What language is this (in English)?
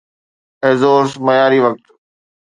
Sindhi